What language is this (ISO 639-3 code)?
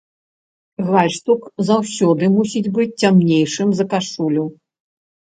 bel